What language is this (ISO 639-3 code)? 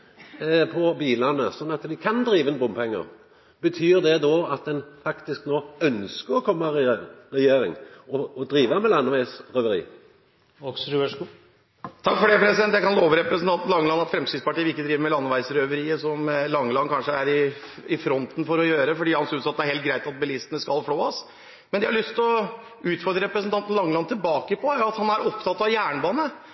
nor